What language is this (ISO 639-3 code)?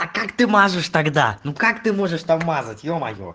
rus